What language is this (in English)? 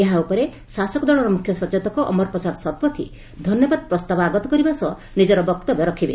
Odia